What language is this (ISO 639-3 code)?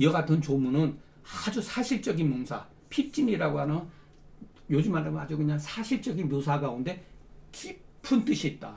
kor